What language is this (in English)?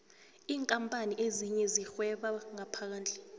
South Ndebele